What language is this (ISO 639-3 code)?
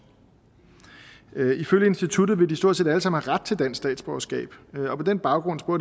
dan